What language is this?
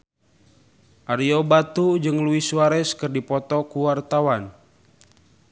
Sundanese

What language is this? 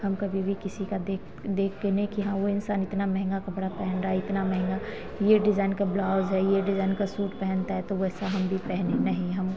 Hindi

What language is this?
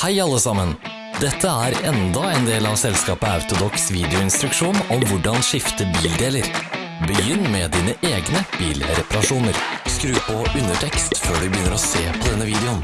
Norwegian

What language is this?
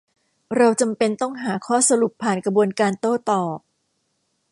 Thai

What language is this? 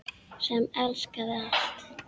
Icelandic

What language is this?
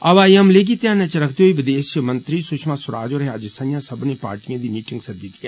Dogri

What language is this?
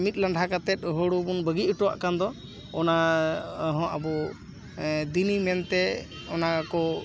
Santali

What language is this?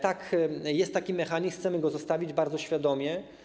Polish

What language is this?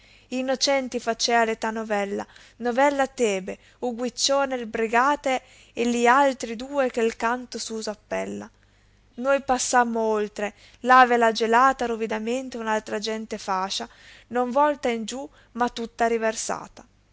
Italian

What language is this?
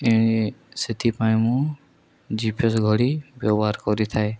Odia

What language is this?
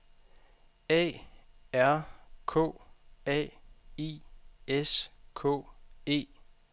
Danish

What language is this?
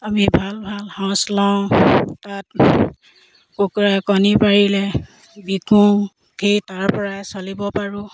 Assamese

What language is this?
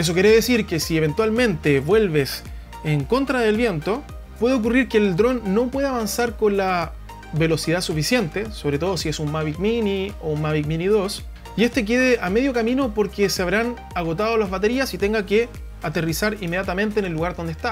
Spanish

